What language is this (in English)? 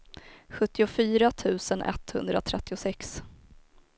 Swedish